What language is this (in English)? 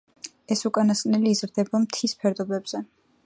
Georgian